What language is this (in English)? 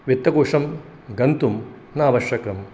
Sanskrit